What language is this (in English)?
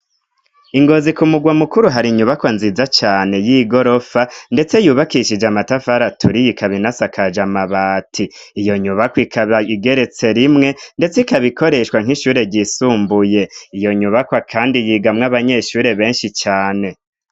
Rundi